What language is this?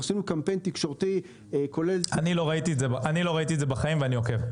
Hebrew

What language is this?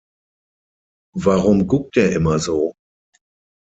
German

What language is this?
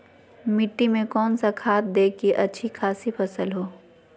Magahi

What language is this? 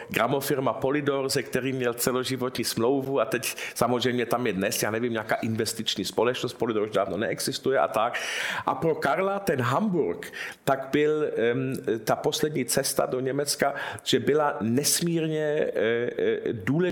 Czech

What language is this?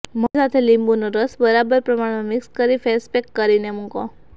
Gujarati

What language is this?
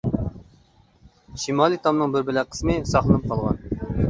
Uyghur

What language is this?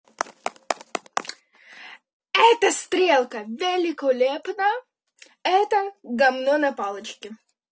Russian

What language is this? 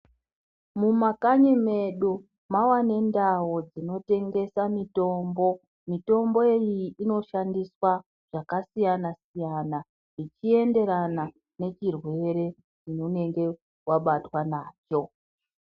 Ndau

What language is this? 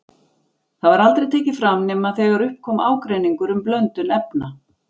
Icelandic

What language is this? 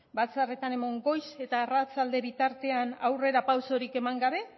Basque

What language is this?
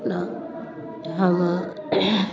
Maithili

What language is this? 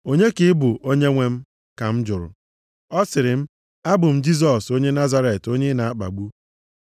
Igbo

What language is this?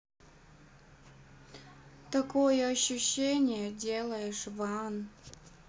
Russian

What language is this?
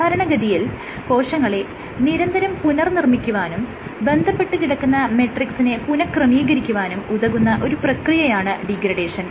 Malayalam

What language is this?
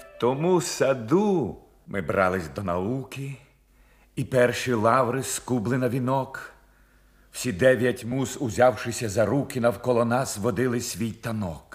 Ukrainian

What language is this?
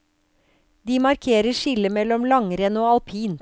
Norwegian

